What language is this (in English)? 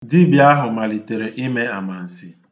Igbo